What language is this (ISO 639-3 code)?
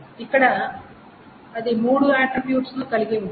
tel